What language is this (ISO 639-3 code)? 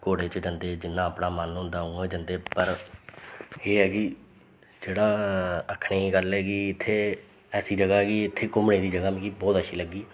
doi